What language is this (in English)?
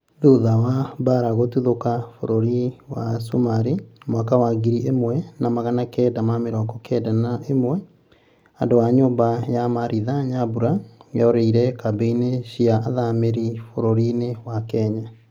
Kikuyu